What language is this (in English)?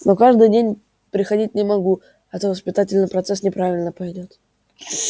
Russian